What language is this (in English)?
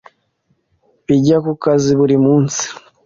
Kinyarwanda